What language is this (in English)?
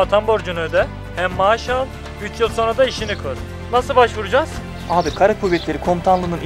Turkish